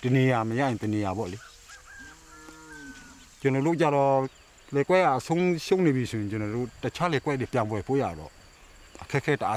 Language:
Thai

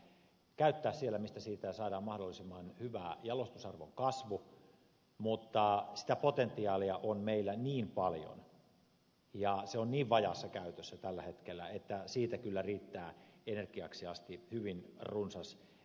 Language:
Finnish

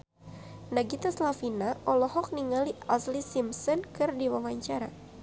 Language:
Sundanese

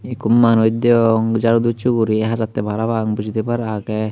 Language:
Chakma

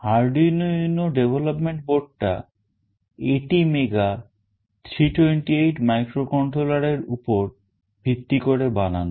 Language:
Bangla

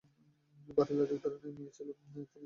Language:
Bangla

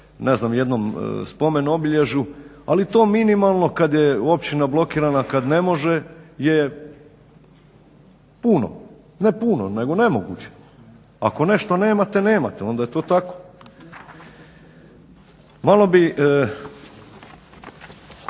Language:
Croatian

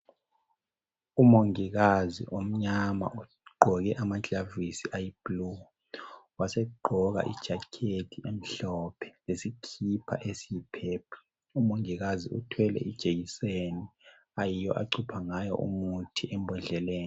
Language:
North Ndebele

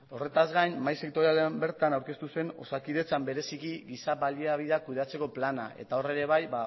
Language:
Basque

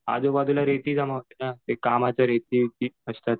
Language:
Marathi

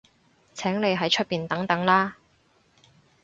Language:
Cantonese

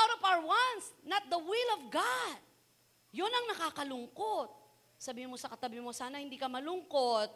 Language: Filipino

